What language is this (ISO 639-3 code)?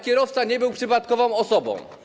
pol